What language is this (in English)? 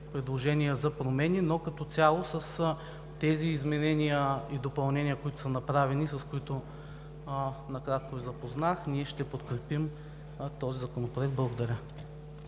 Bulgarian